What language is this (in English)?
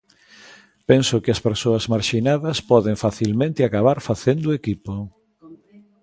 Galician